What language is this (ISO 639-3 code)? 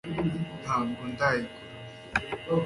kin